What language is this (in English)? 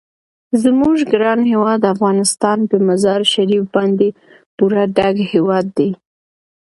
Pashto